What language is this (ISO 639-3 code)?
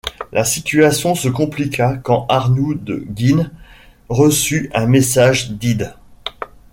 fra